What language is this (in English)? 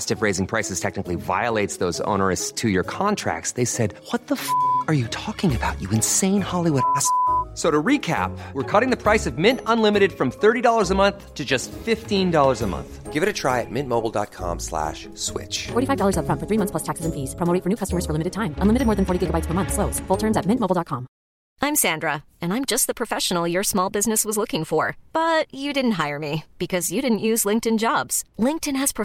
Filipino